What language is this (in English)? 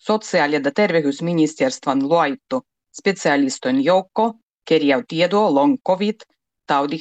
Finnish